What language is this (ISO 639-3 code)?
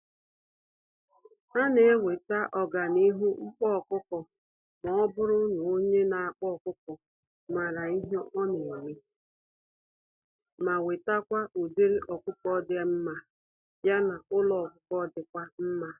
ibo